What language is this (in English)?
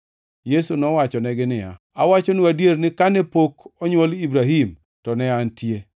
Luo (Kenya and Tanzania)